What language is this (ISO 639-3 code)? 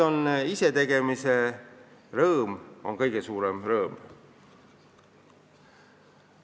est